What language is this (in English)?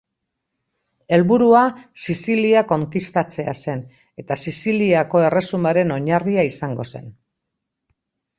Basque